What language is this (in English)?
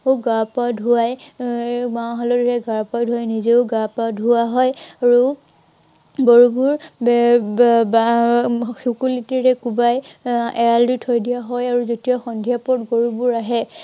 Assamese